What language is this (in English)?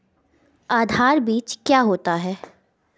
Hindi